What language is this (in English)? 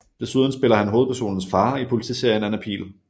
Danish